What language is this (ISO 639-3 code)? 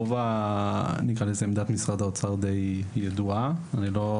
heb